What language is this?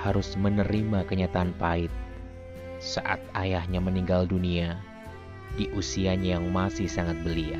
Indonesian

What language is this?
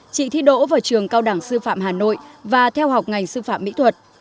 Vietnamese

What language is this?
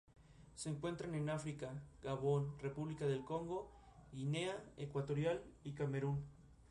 Spanish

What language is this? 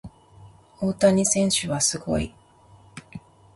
Japanese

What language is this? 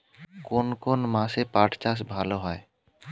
Bangla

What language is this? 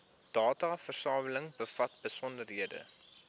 Afrikaans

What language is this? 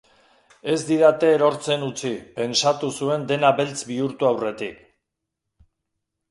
Basque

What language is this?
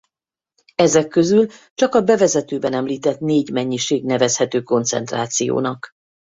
Hungarian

